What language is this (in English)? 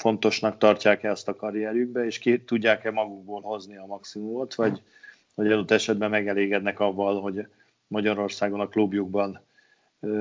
Hungarian